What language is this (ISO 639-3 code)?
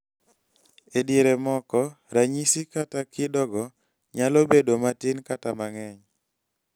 luo